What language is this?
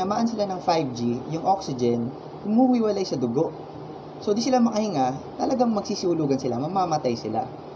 Filipino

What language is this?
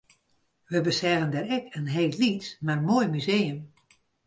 Western Frisian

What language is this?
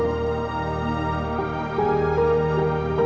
Indonesian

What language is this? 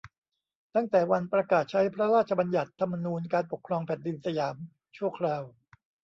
Thai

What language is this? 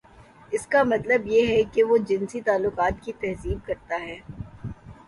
Urdu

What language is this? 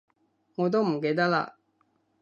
Cantonese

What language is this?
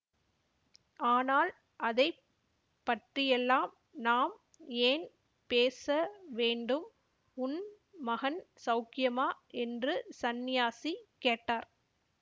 Tamil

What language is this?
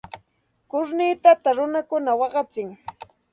Santa Ana de Tusi Pasco Quechua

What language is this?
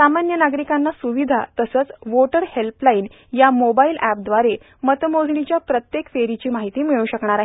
Marathi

